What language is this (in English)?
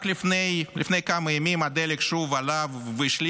Hebrew